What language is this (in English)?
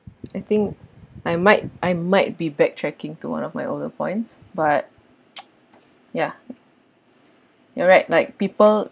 English